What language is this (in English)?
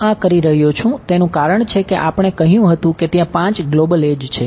Gujarati